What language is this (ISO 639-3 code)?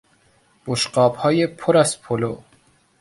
fas